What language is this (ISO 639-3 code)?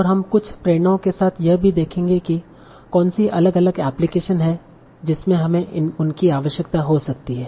hin